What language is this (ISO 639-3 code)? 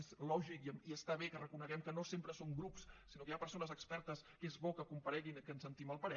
cat